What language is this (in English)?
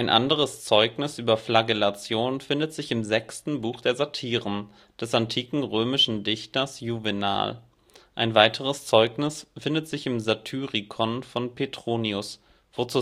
German